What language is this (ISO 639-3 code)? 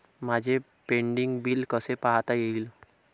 mar